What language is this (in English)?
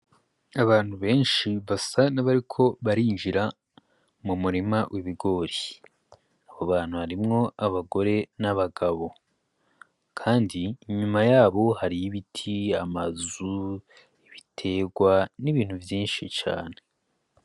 Rundi